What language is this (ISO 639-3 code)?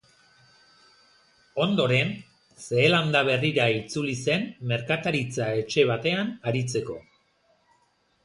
eus